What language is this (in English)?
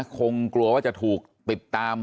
Thai